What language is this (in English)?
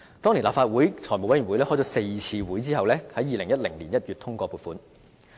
Cantonese